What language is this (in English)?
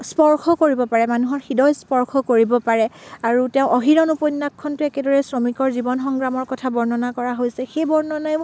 Assamese